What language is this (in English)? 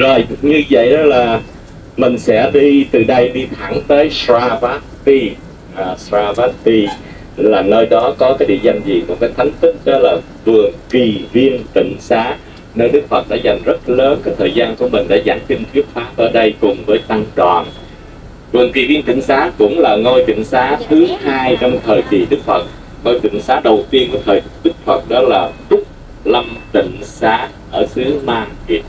Vietnamese